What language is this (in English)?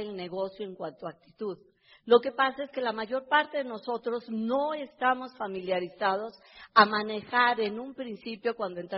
Spanish